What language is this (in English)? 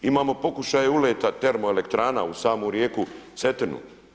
Croatian